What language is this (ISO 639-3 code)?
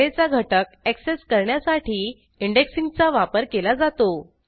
mar